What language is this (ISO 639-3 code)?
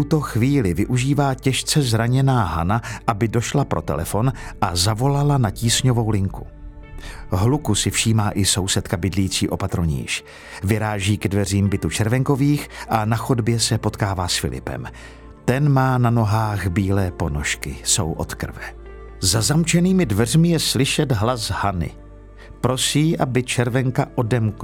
ces